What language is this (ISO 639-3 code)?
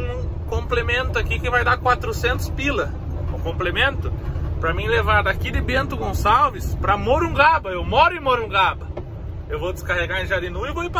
por